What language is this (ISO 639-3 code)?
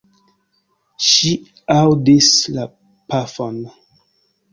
epo